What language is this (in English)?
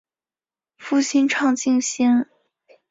Chinese